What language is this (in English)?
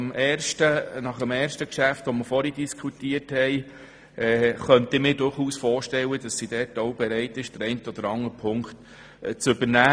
Swiss German